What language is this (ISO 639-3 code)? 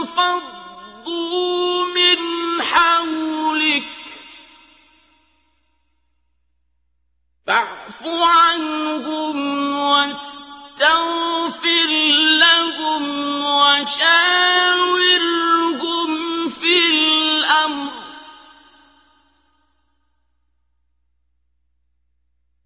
ara